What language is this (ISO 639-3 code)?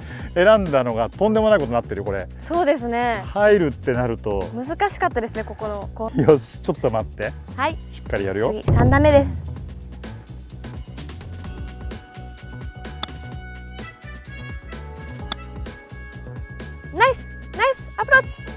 jpn